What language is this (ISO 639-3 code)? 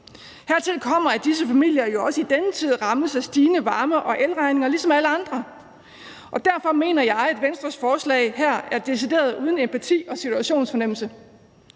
dan